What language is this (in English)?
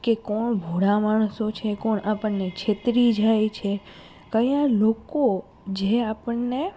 Gujarati